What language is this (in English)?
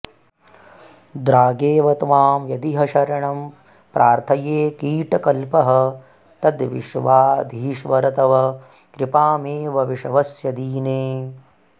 Sanskrit